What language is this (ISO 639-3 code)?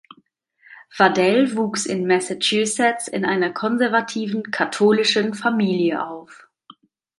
deu